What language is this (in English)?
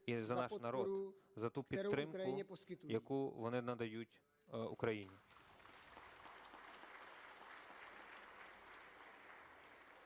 Ukrainian